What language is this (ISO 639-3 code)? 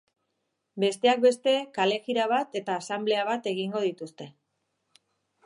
eus